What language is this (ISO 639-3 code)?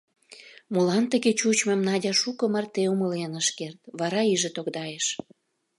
chm